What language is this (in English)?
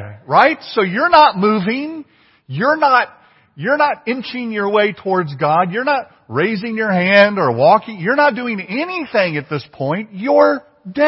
English